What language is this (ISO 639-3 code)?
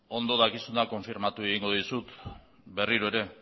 eus